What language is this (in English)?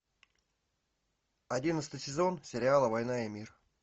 Russian